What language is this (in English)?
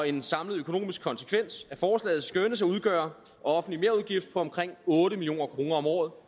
Danish